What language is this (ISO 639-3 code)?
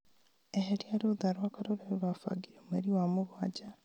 kik